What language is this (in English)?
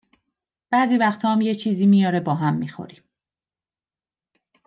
Persian